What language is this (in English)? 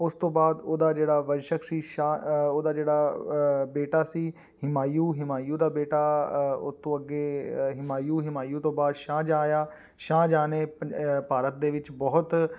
Punjabi